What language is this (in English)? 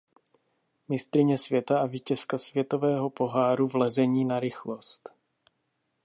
Czech